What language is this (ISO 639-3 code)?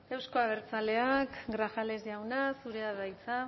eus